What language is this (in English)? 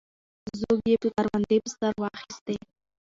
Pashto